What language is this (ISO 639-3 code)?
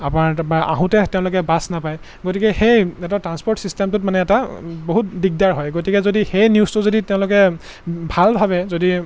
asm